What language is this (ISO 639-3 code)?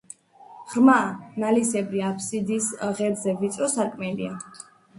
kat